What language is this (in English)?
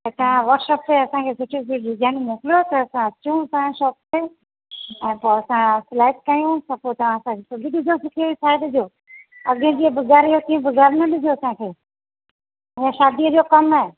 Sindhi